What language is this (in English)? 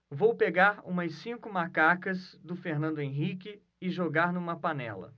Portuguese